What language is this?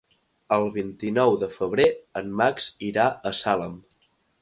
Catalan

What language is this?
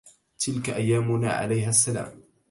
Arabic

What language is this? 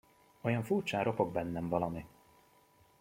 Hungarian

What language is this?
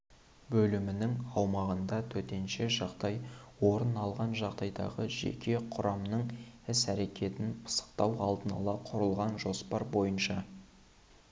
Kazakh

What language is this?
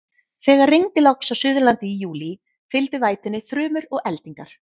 Icelandic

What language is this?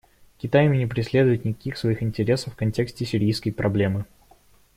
Russian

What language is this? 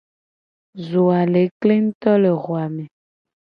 Gen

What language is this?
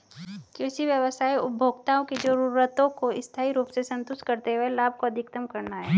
Hindi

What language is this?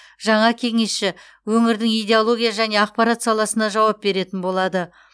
Kazakh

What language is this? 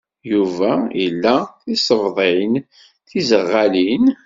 Kabyle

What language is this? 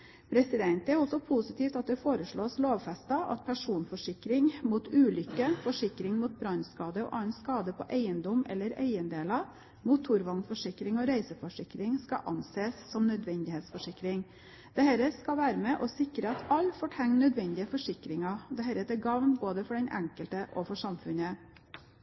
Norwegian Bokmål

